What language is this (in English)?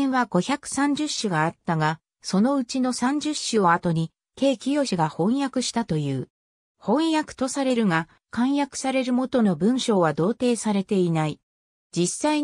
Japanese